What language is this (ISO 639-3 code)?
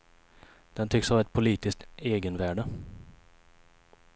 swe